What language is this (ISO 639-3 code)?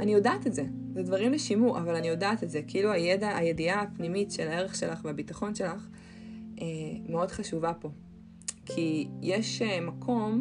heb